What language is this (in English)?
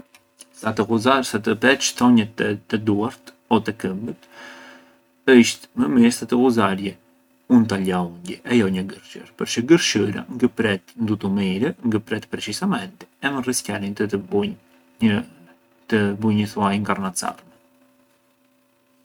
Arbëreshë Albanian